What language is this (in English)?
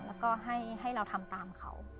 Thai